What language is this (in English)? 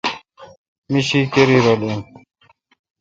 Kalkoti